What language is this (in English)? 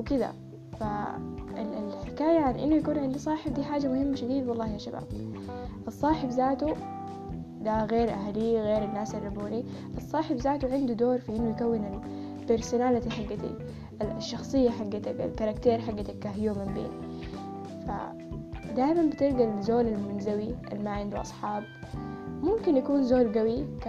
Arabic